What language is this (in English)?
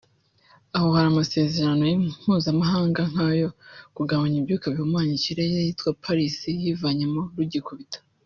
Kinyarwanda